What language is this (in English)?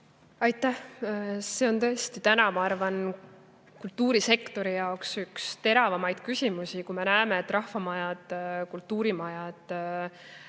Estonian